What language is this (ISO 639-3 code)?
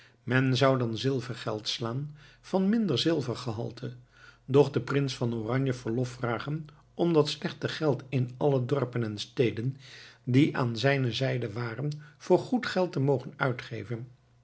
nld